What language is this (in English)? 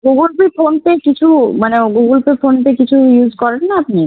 Bangla